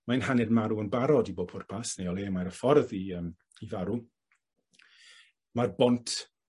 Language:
Welsh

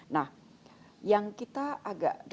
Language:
Indonesian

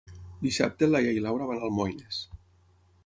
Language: Catalan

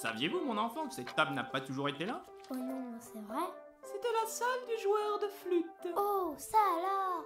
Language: French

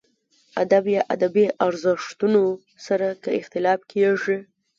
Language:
Pashto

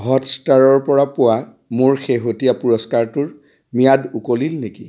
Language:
Assamese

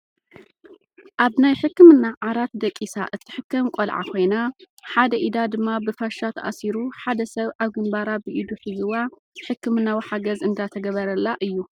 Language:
Tigrinya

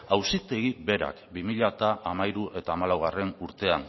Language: Basque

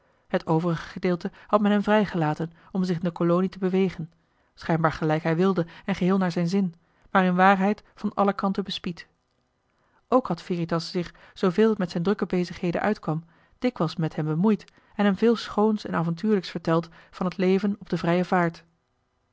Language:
Dutch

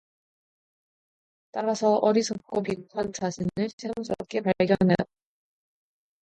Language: Korean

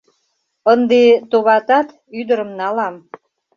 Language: Mari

